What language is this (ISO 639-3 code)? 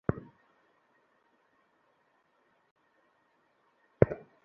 ben